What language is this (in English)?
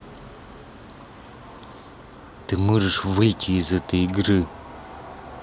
Russian